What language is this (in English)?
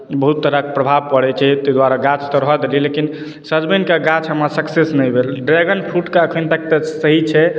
Maithili